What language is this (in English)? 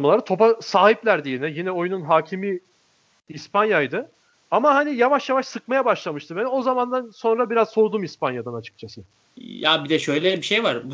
Turkish